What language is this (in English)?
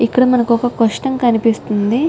Telugu